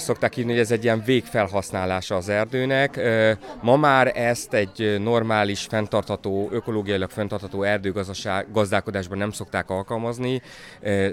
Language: Hungarian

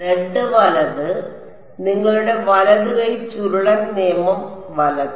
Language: Malayalam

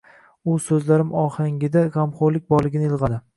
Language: Uzbek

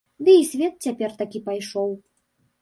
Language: Belarusian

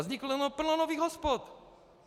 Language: Czech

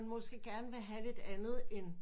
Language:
Danish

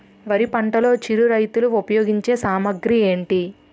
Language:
Telugu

